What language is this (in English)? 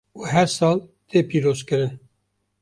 Kurdish